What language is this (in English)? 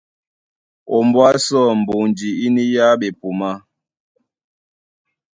Duala